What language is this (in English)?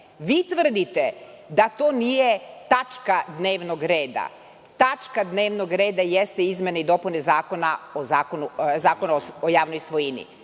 Serbian